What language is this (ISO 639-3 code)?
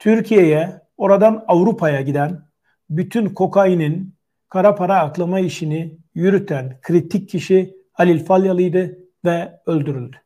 tur